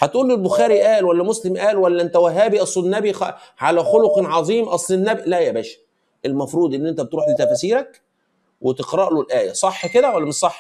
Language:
Arabic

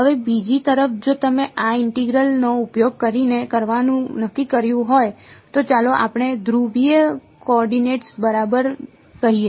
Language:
Gujarati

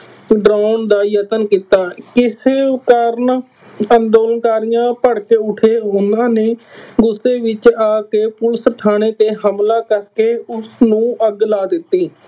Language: Punjabi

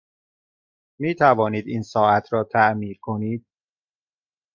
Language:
Persian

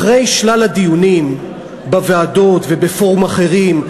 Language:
Hebrew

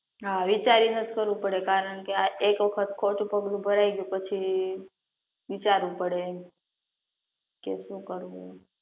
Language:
Gujarati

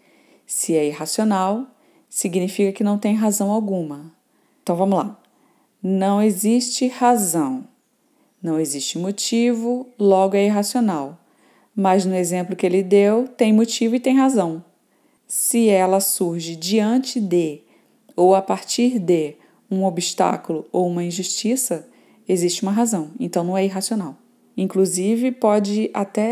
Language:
Portuguese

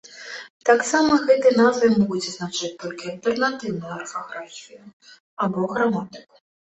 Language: Belarusian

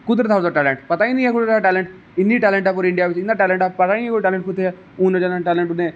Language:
Dogri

